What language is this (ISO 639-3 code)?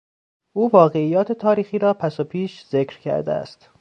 fas